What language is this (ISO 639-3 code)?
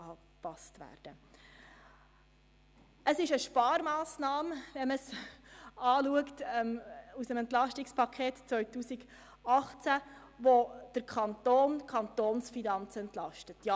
gsw